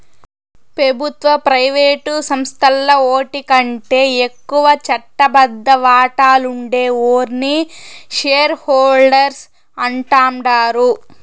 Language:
Telugu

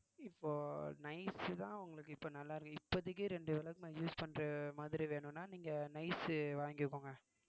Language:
Tamil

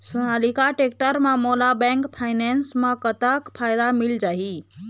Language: Chhattisgarhi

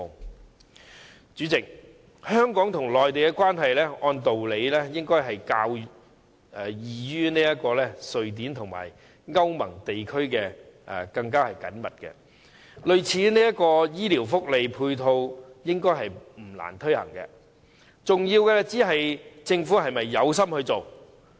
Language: Cantonese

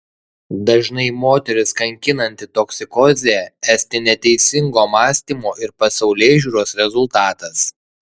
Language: Lithuanian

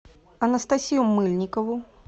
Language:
Russian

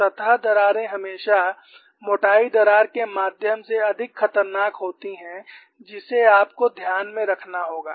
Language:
Hindi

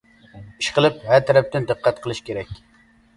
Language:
Uyghur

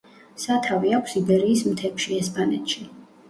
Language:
Georgian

